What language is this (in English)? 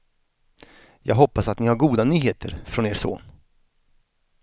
Swedish